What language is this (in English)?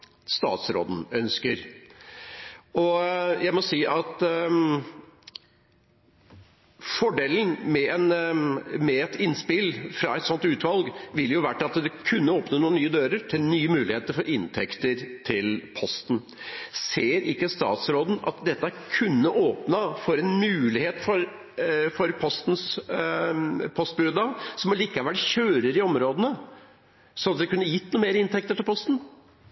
Norwegian